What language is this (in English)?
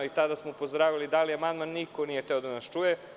Serbian